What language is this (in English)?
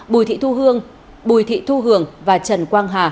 Vietnamese